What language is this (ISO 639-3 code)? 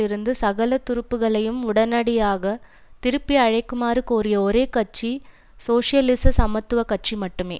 tam